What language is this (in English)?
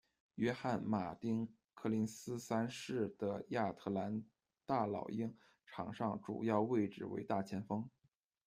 Chinese